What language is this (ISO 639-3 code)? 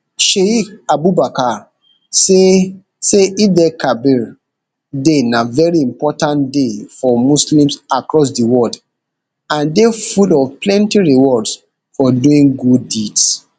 pcm